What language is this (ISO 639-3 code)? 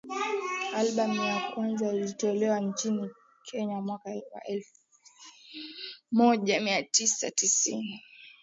swa